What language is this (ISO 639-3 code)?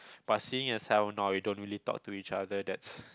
eng